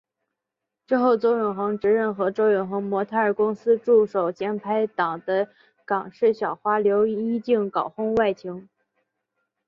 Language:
Chinese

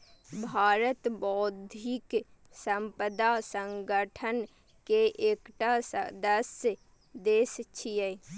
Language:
Maithili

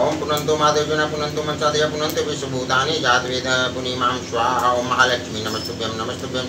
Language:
Romanian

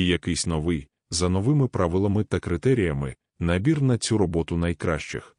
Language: Ukrainian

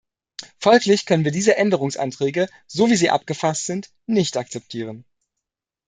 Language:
German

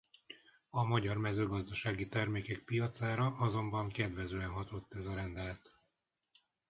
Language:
Hungarian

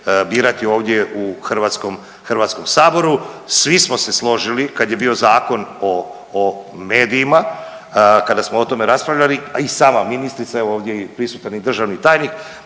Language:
Croatian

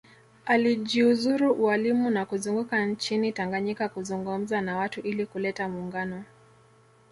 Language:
Swahili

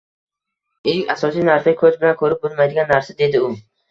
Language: Uzbek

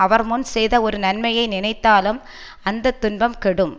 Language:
Tamil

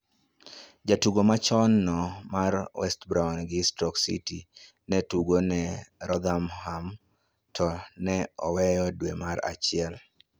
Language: Luo (Kenya and Tanzania)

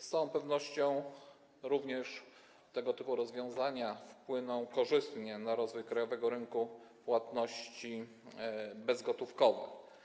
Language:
Polish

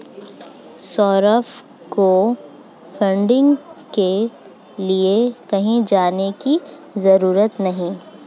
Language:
Hindi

